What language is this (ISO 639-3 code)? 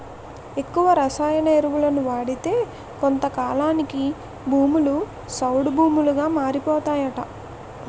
tel